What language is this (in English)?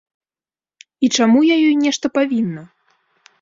Belarusian